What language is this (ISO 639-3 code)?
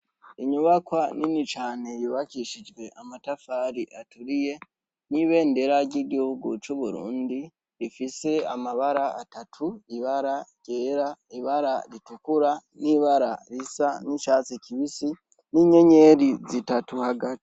run